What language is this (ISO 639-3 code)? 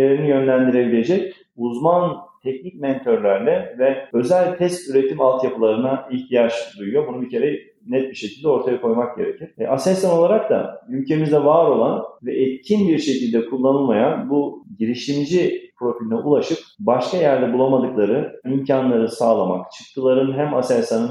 tur